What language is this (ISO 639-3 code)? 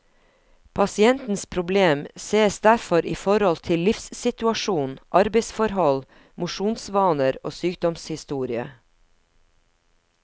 nor